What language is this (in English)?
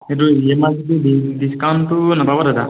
Assamese